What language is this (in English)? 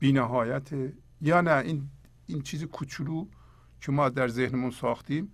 Persian